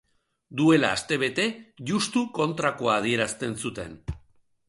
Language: Basque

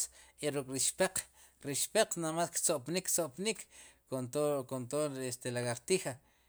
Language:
Sipacapense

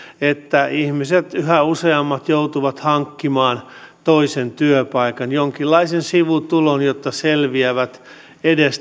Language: Finnish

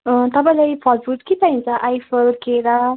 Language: Nepali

